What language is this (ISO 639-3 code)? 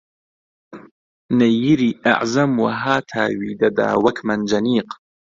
ckb